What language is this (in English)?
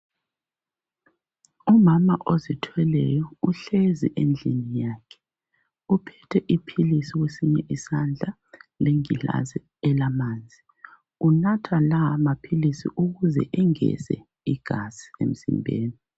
North Ndebele